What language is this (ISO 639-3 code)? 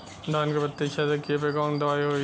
bho